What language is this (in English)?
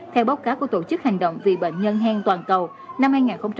Vietnamese